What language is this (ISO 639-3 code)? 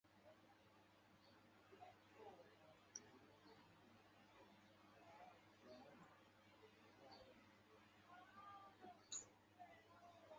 zho